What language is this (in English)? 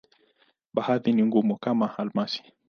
Swahili